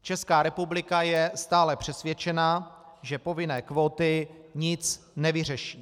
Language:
Czech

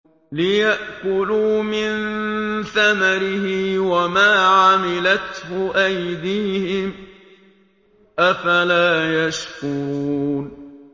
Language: Arabic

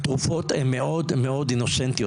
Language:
Hebrew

